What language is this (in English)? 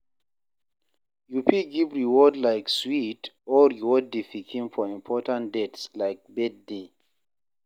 Nigerian Pidgin